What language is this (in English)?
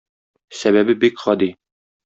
Tatar